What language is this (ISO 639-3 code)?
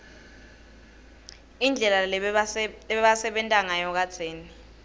ssw